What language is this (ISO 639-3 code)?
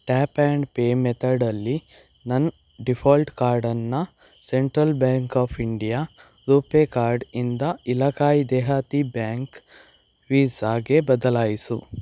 kan